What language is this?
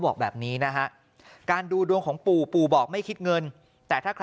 Thai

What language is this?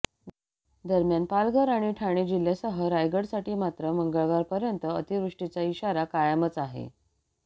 Marathi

